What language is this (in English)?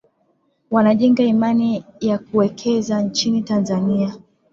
Swahili